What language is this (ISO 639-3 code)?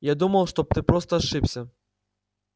rus